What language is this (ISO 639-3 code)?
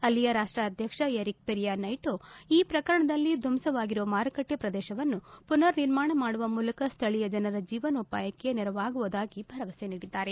kan